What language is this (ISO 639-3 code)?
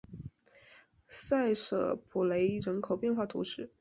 zho